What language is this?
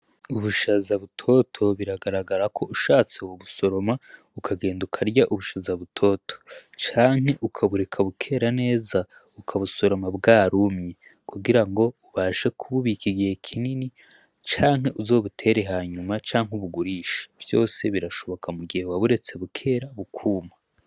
Rundi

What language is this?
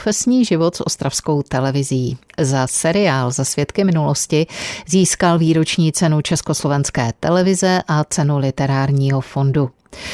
Czech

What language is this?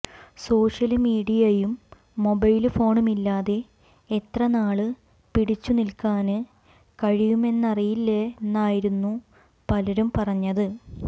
Malayalam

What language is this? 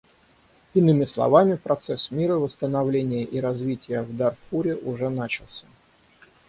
Russian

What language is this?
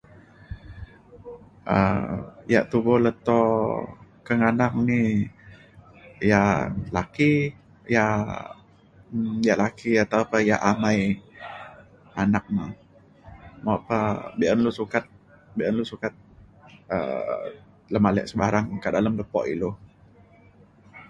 Mainstream Kenyah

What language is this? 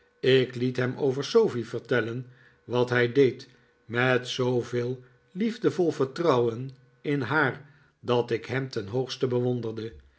Dutch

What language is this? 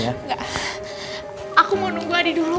Indonesian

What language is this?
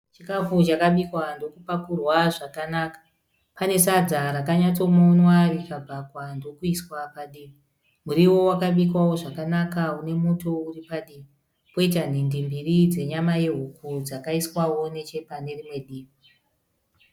Shona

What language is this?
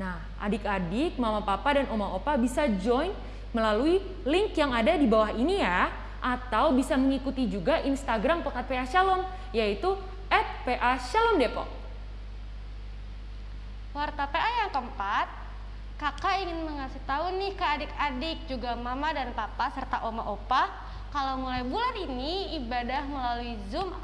Indonesian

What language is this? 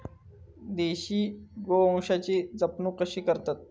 Marathi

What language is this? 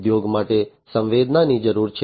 Gujarati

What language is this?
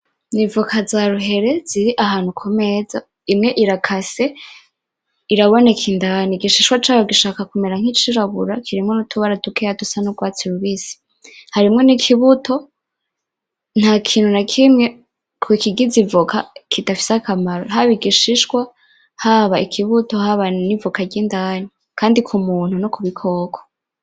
Rundi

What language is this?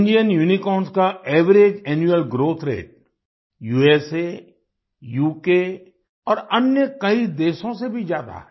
Hindi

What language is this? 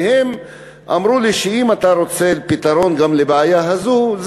Hebrew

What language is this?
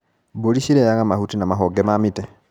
Kikuyu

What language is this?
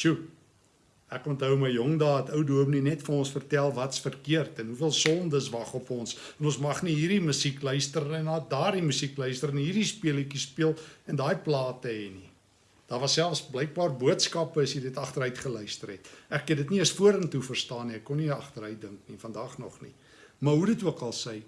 Dutch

